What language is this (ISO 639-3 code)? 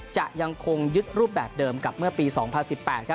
tha